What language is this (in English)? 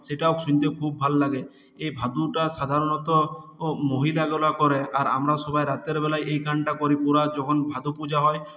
Bangla